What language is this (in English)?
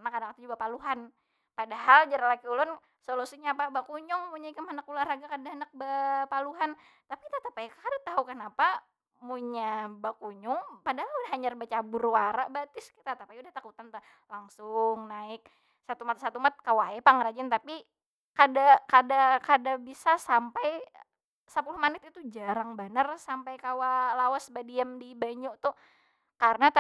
Banjar